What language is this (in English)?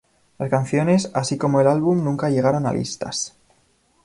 Spanish